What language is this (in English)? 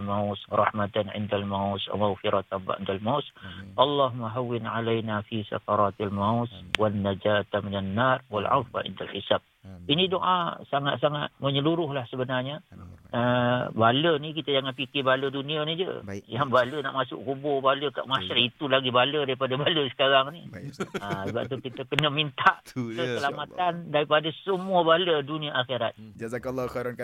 Malay